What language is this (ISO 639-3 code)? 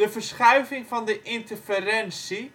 nld